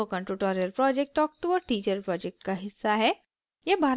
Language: Hindi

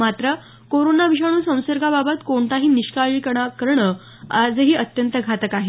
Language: Marathi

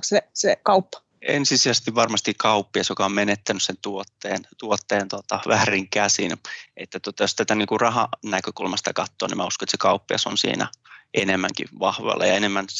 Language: Finnish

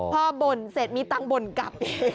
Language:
Thai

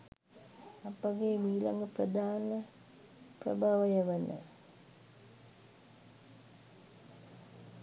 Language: Sinhala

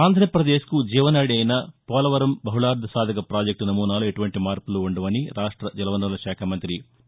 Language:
Telugu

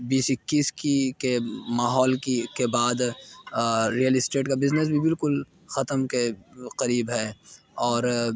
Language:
Urdu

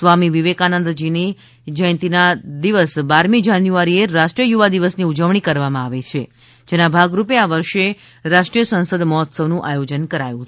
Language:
Gujarati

